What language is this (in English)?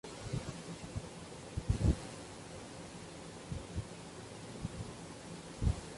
Spanish